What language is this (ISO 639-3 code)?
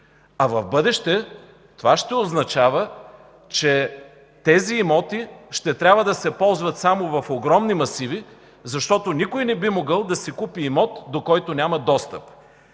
bul